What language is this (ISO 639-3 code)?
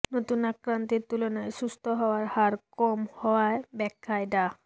ben